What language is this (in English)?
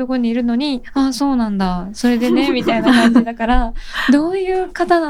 Japanese